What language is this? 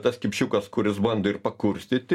Lithuanian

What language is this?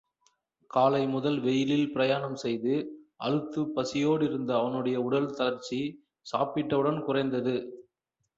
Tamil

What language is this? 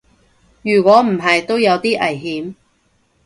Cantonese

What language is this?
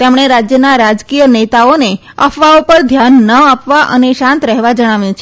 Gujarati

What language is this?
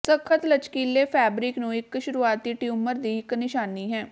Punjabi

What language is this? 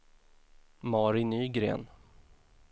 Swedish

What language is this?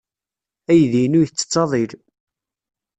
Kabyle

